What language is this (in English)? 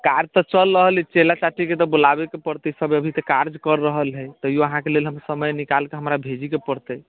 Maithili